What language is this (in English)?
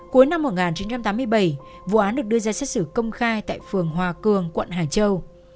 Vietnamese